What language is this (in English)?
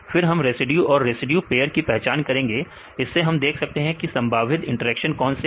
Hindi